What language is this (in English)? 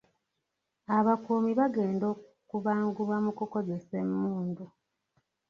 Ganda